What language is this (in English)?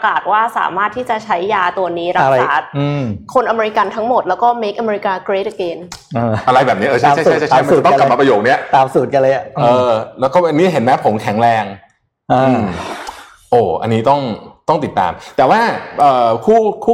Thai